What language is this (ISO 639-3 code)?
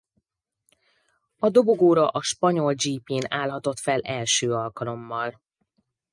hun